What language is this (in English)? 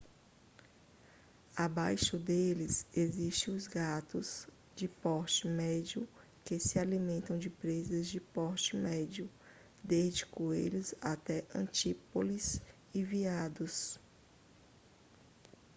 Portuguese